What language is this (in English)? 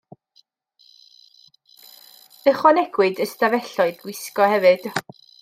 Welsh